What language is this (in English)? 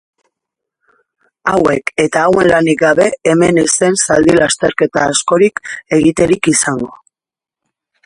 Basque